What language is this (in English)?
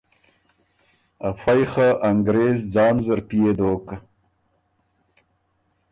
Ormuri